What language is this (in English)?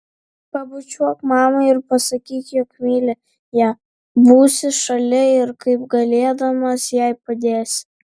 Lithuanian